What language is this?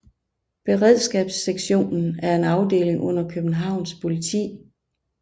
Danish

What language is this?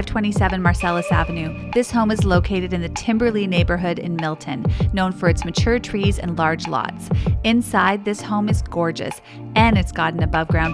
English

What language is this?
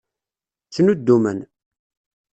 Kabyle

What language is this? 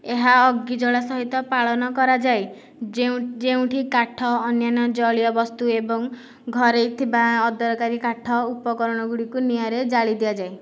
Odia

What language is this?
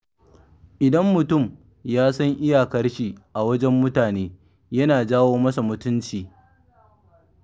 Hausa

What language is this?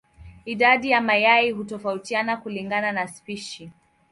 Swahili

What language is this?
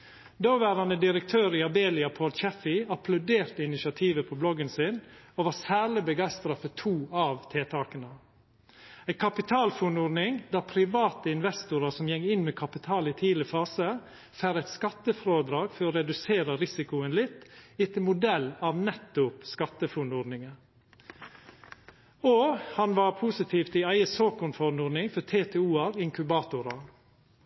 Norwegian Nynorsk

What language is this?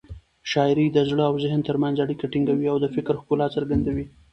Pashto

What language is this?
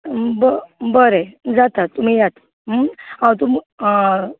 Konkani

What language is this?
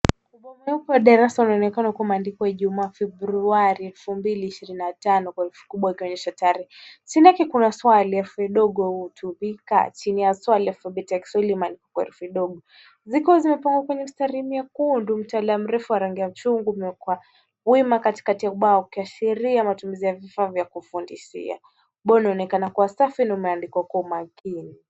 Swahili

